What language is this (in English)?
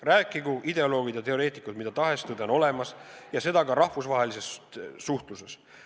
Estonian